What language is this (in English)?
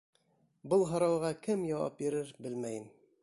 Bashkir